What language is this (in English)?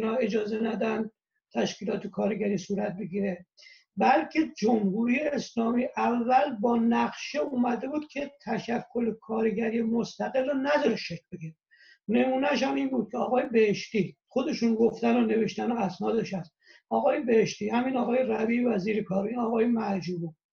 Persian